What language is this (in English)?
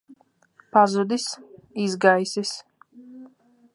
Latvian